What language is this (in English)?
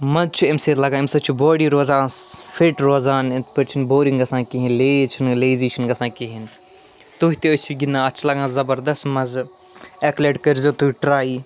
Kashmiri